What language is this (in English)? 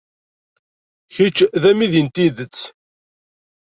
Kabyle